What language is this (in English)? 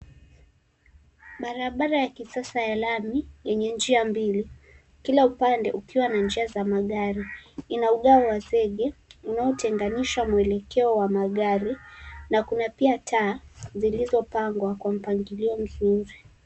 Swahili